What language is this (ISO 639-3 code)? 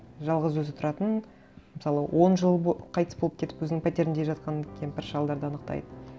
kaz